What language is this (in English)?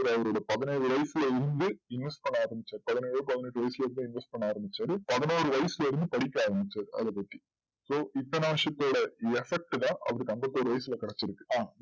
Tamil